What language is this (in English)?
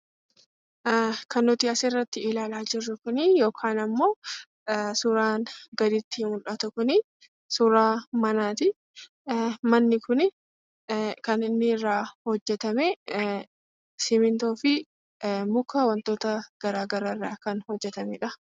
Oromo